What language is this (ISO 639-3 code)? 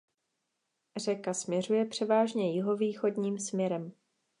ces